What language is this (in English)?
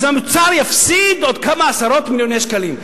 Hebrew